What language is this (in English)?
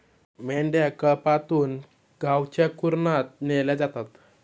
Marathi